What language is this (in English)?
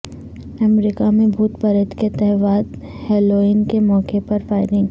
Urdu